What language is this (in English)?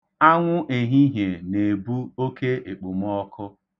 Igbo